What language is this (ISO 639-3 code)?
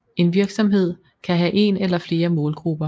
dan